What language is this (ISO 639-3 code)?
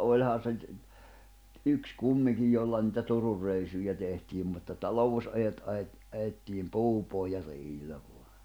fin